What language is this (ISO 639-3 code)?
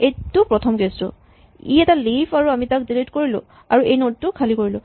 asm